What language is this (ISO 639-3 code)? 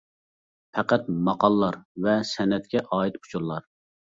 uig